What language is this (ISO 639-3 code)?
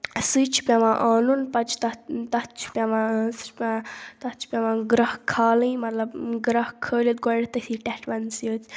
kas